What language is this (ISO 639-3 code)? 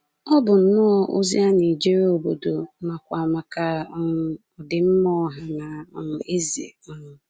ibo